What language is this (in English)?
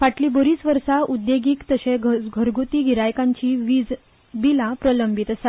Konkani